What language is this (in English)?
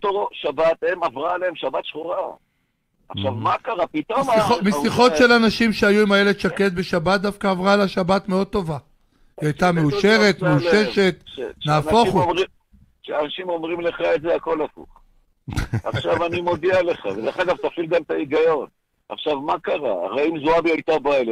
Hebrew